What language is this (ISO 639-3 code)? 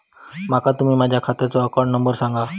mar